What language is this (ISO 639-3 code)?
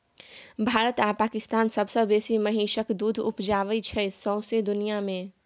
mai